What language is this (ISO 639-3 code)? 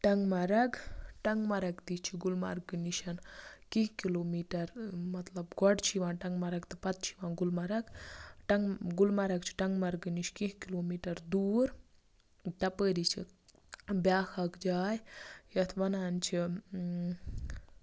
kas